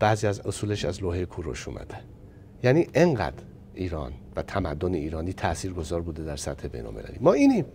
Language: Persian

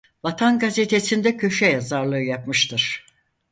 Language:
Turkish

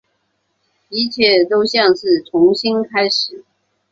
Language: Chinese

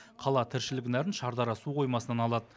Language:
Kazakh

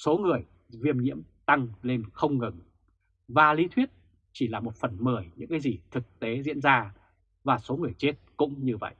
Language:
Vietnamese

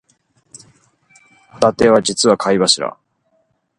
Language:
Japanese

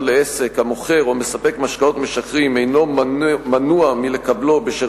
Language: Hebrew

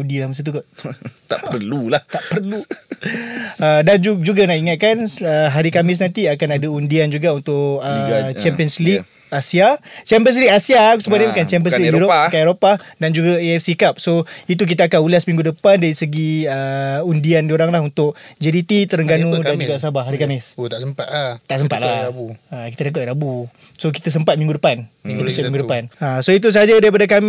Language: Malay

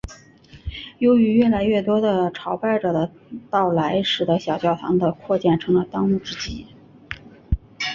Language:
Chinese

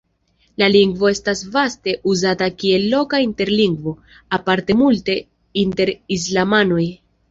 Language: Esperanto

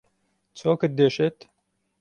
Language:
Central Kurdish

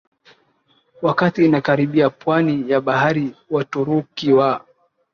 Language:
Swahili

